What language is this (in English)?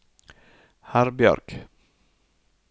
Norwegian